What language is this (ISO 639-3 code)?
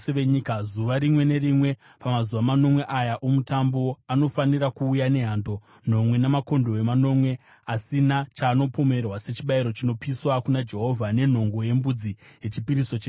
sna